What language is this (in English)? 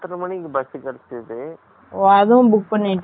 Tamil